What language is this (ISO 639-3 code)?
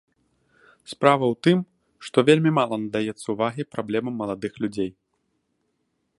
bel